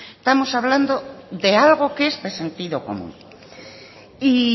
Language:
Spanish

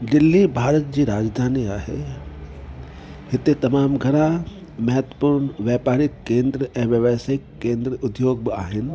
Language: Sindhi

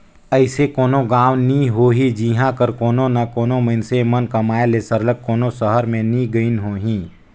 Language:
Chhattisgarhi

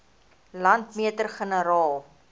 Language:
Afrikaans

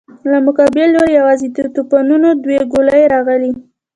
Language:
Pashto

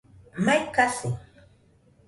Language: Nüpode Huitoto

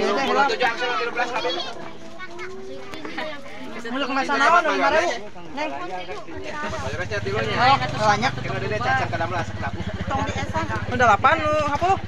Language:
Indonesian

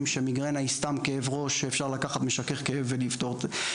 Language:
Hebrew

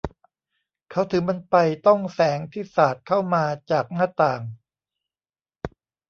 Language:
Thai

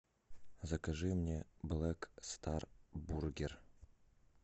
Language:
Russian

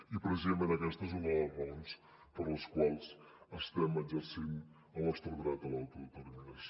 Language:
Catalan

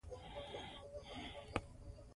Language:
Pashto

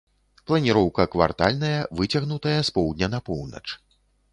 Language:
Belarusian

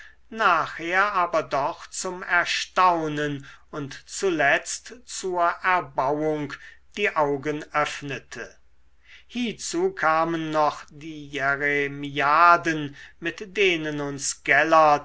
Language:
German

